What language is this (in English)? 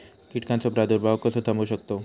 Marathi